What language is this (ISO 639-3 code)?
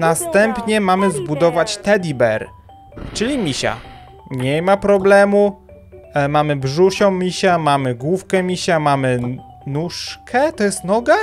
pol